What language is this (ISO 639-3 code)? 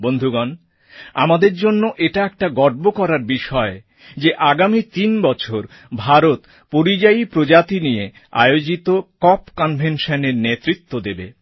ben